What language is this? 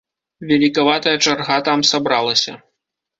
Belarusian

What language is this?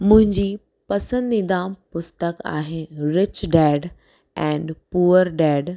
Sindhi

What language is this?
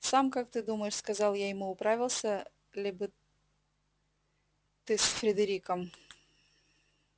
Russian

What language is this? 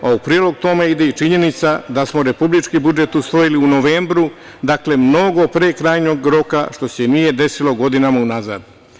Serbian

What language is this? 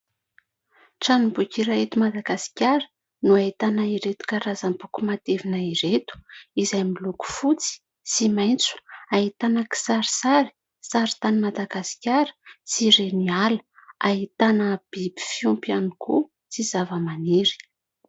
Malagasy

